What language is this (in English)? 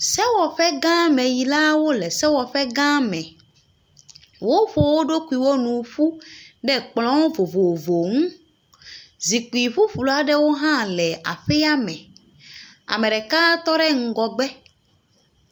Ewe